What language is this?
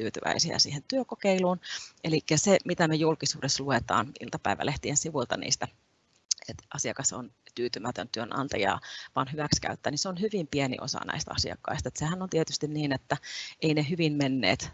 Finnish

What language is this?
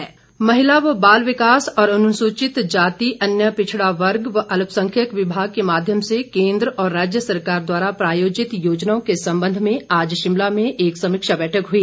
Hindi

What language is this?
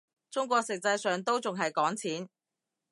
Cantonese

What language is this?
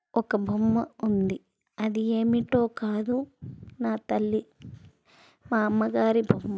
Telugu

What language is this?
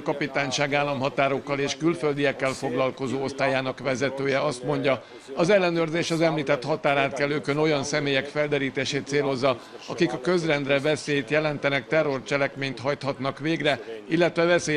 Hungarian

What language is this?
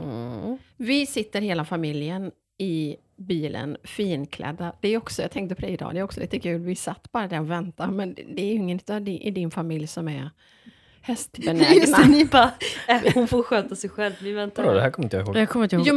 Swedish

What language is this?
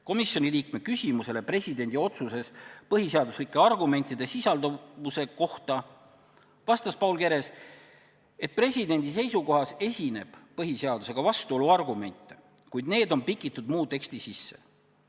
Estonian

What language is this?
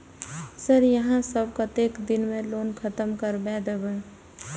Maithili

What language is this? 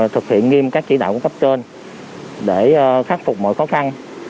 Vietnamese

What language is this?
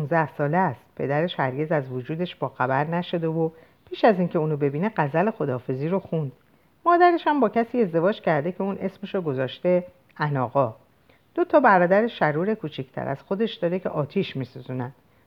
Persian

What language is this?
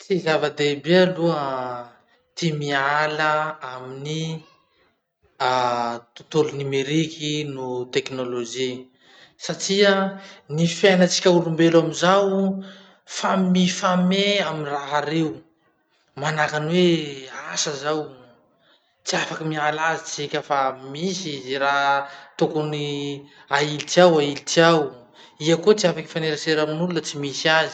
Masikoro Malagasy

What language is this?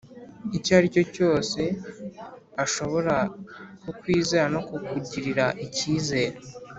Kinyarwanda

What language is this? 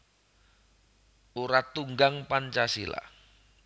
Javanese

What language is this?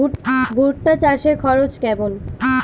Bangla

